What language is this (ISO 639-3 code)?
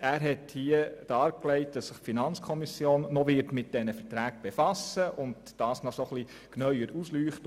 gsw